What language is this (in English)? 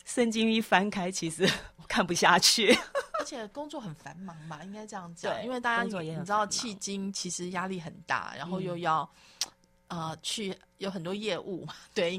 Chinese